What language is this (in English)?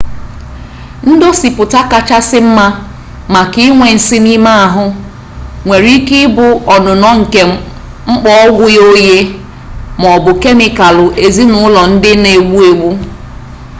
Igbo